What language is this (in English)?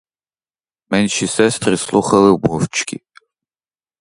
Ukrainian